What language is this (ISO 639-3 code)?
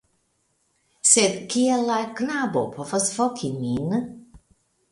epo